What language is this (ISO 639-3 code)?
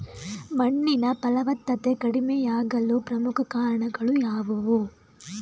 kan